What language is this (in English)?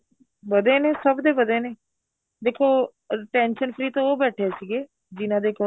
Punjabi